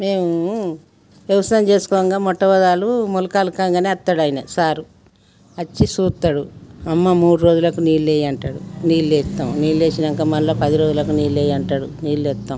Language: Telugu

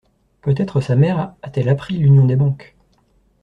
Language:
French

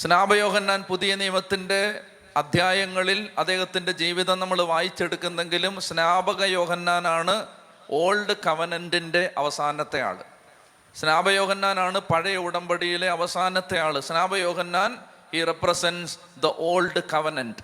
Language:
Malayalam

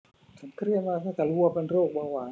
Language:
Thai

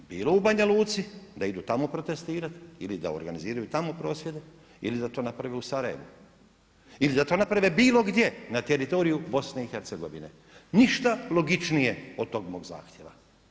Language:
Croatian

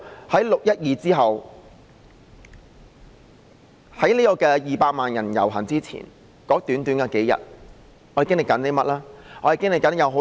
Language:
Cantonese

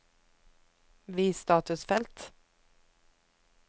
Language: Norwegian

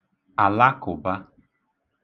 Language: Igbo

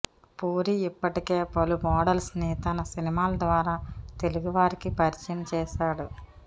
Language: Telugu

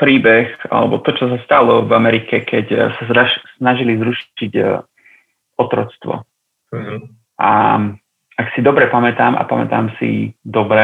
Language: Slovak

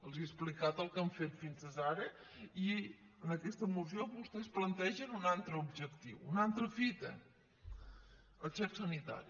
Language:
Catalan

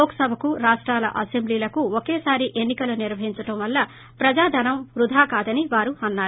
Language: Telugu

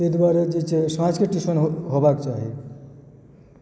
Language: Maithili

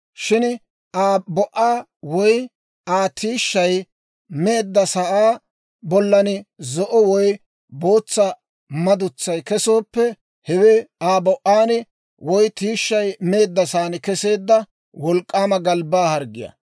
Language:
Dawro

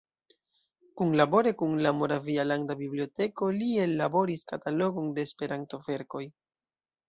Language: Esperanto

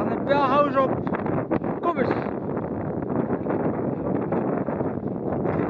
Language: Dutch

